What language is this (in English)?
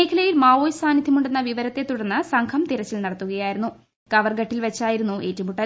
Malayalam